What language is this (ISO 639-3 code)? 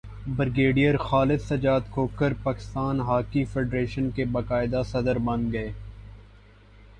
urd